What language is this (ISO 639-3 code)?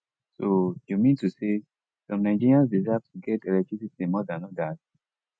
pcm